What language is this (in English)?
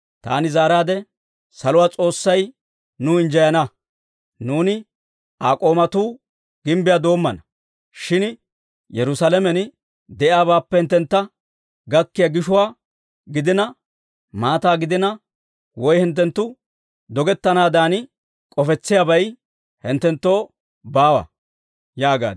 Dawro